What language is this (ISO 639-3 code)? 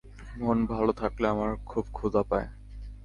ben